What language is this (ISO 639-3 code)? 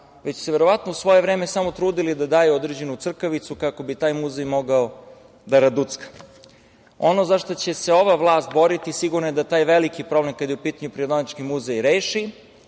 srp